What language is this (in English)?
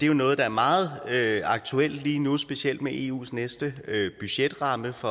Danish